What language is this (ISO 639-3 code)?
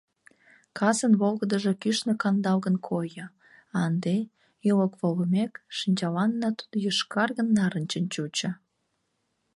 chm